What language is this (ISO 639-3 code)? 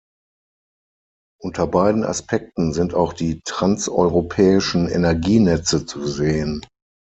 deu